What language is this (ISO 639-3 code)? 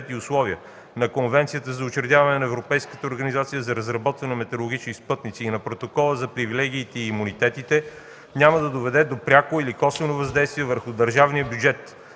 bul